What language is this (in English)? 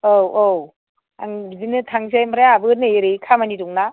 Bodo